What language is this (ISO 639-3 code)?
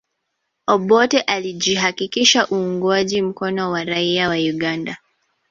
swa